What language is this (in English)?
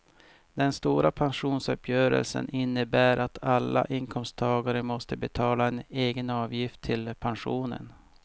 Swedish